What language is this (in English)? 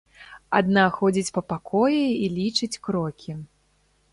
Belarusian